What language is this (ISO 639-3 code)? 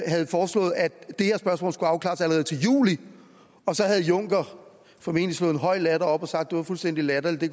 dan